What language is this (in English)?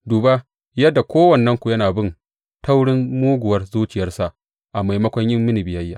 Hausa